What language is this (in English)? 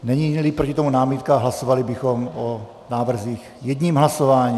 Czech